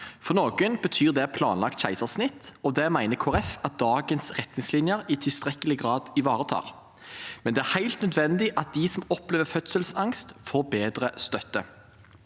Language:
Norwegian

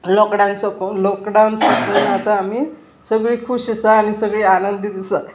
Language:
Konkani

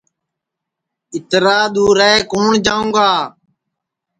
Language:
Sansi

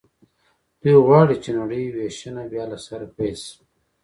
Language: Pashto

